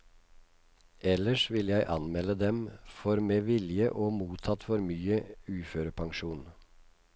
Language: Norwegian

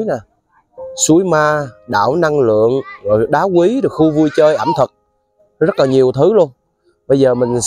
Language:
Vietnamese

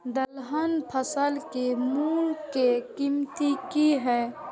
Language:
Maithili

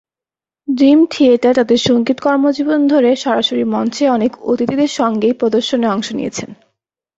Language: Bangla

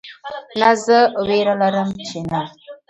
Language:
Pashto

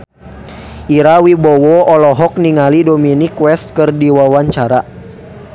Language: Sundanese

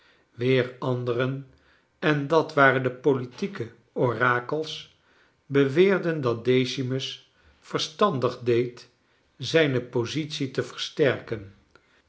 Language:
Dutch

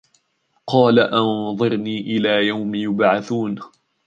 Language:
Arabic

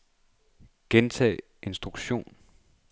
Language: Danish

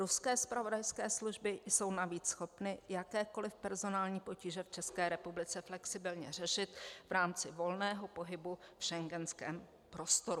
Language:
Czech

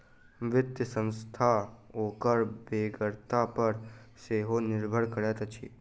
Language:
Maithili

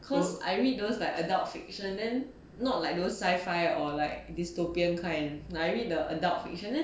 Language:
English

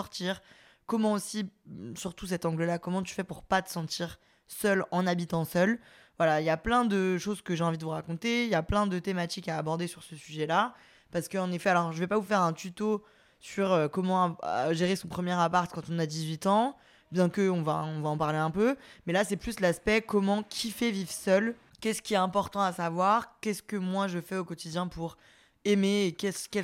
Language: French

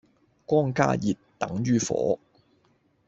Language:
Cantonese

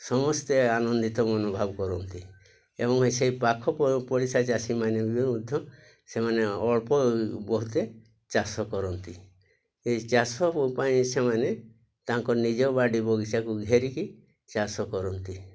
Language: Odia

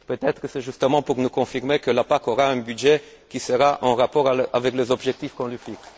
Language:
French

